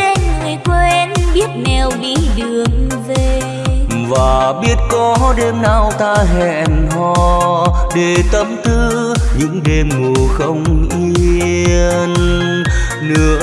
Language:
Vietnamese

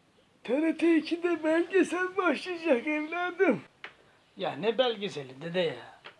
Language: Turkish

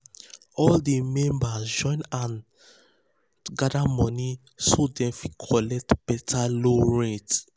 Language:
Nigerian Pidgin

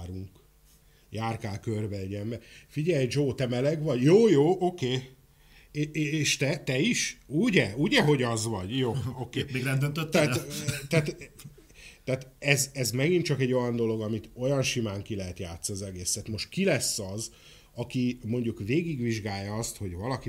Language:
Hungarian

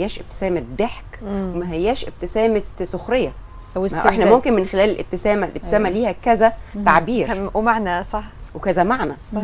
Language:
Arabic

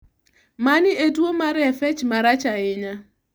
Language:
Luo (Kenya and Tanzania)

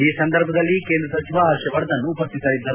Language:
Kannada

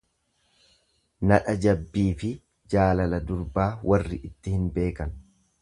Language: Oromo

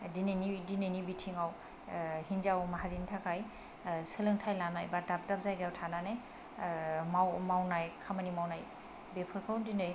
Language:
Bodo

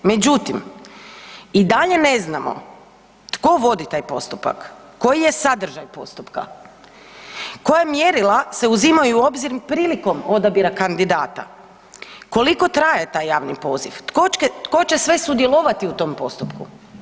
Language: Croatian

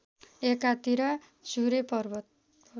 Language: Nepali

